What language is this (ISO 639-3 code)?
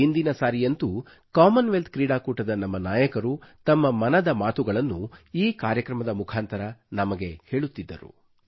kan